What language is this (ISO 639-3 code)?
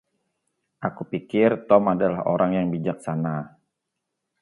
ind